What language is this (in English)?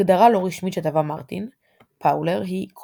Hebrew